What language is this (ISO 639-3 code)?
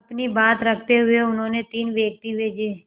hin